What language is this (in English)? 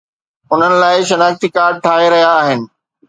Sindhi